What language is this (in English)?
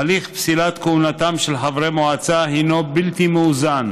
Hebrew